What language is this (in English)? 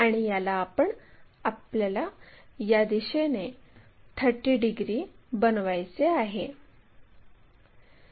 Marathi